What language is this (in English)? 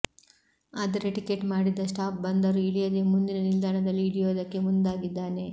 Kannada